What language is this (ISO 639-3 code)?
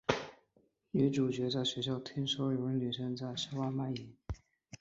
zho